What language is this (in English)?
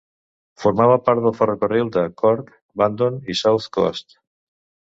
Catalan